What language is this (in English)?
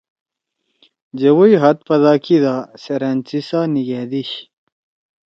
Torwali